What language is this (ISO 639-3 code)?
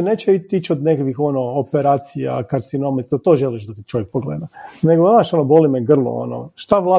hrv